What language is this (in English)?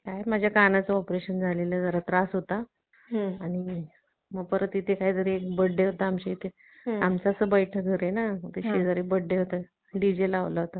Marathi